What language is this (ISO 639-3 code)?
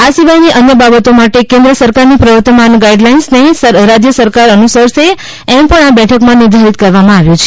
guj